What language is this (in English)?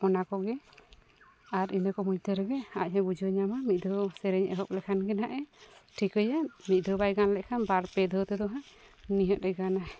Santali